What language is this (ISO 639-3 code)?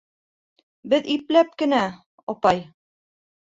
bak